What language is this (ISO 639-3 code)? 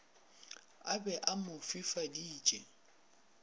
nso